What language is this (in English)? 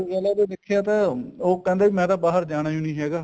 Punjabi